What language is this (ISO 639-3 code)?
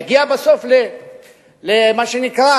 heb